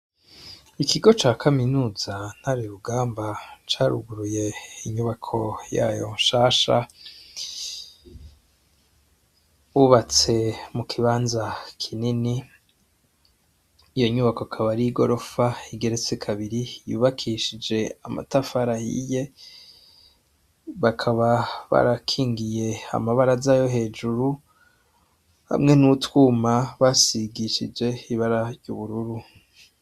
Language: Rundi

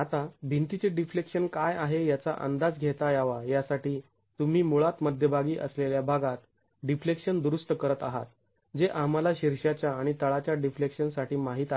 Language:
Marathi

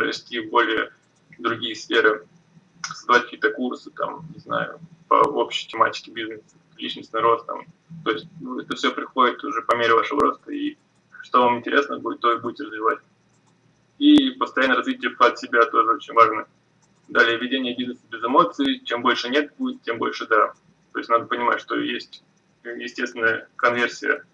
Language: Russian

